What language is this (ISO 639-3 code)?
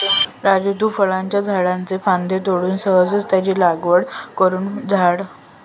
mar